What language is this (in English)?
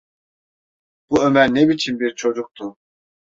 Turkish